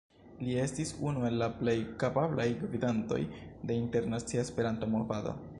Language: Esperanto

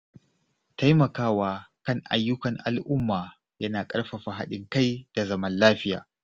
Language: Hausa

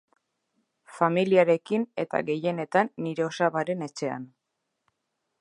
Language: Basque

